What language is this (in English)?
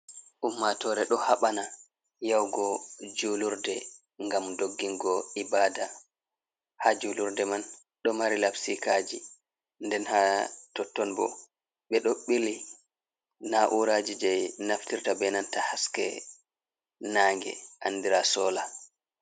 Fula